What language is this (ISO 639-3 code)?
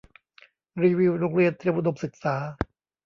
tha